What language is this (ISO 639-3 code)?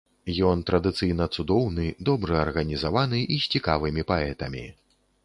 bel